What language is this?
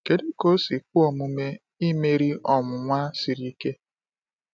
Igbo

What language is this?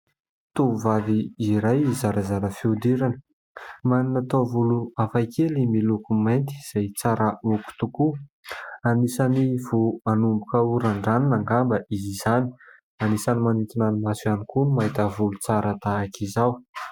Malagasy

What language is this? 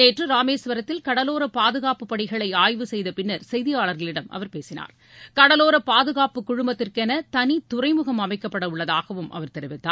Tamil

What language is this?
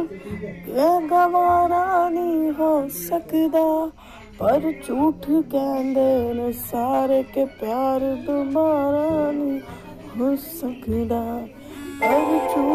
Hindi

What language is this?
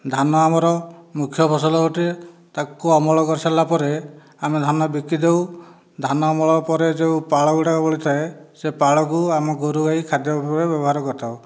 Odia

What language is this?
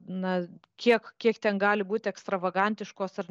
Lithuanian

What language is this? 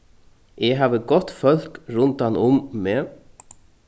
Faroese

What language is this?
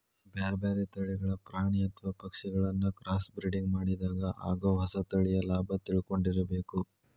Kannada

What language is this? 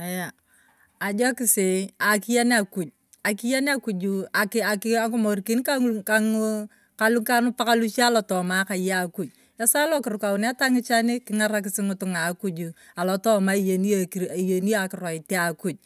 Turkana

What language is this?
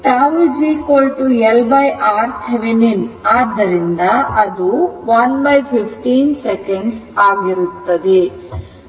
Kannada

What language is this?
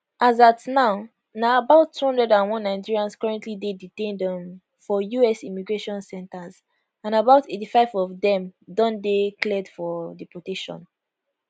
Nigerian Pidgin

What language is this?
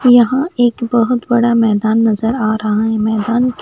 Hindi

